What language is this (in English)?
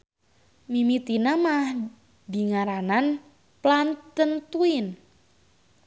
Sundanese